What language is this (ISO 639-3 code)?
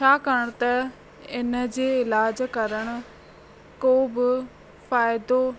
snd